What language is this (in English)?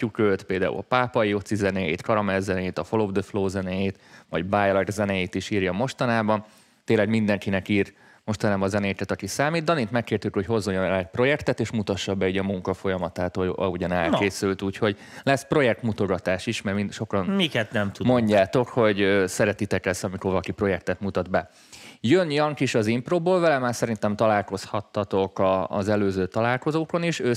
Hungarian